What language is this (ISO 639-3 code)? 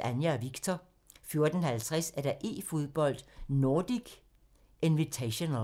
dan